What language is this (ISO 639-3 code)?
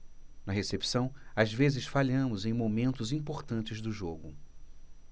por